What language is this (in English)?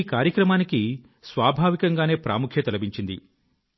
Telugu